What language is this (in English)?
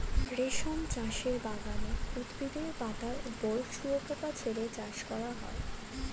Bangla